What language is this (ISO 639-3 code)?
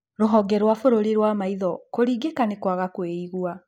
kik